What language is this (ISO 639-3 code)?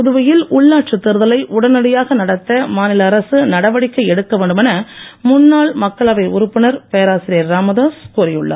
tam